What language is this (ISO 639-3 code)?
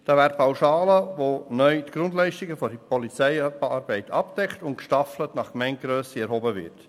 gsw